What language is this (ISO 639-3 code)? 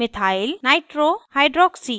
hin